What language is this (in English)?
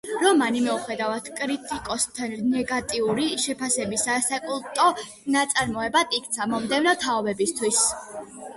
Georgian